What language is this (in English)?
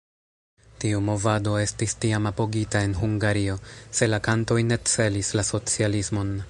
Esperanto